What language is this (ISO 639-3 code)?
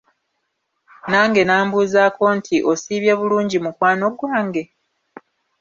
lug